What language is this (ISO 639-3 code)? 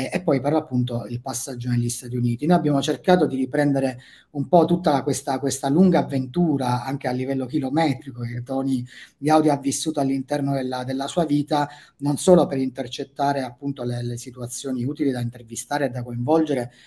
ita